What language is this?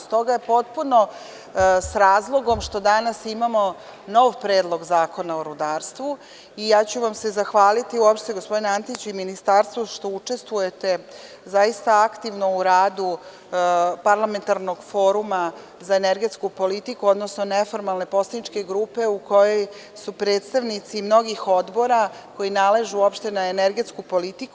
Serbian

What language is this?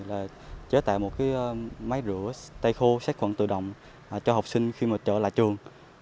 Vietnamese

